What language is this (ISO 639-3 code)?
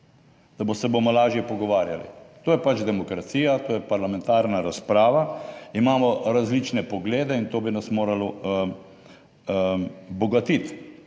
slv